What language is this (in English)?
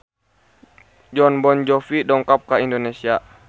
Sundanese